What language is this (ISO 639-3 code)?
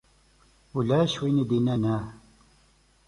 kab